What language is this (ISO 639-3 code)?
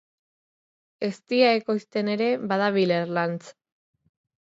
eus